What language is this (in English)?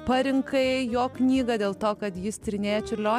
Lithuanian